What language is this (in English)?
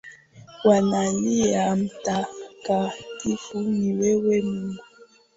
Swahili